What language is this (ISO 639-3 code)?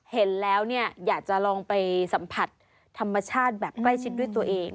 tha